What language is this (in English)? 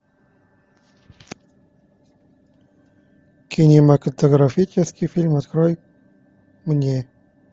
Russian